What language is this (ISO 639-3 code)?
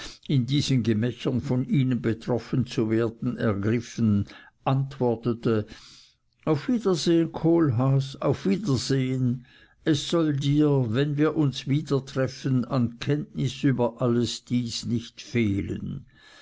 deu